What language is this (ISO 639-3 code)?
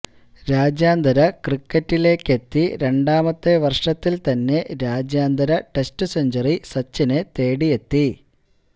mal